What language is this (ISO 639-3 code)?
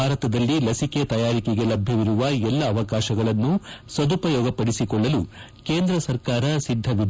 kan